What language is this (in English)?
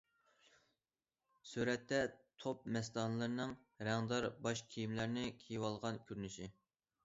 Uyghur